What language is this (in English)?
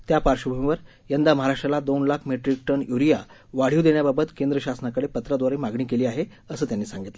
Marathi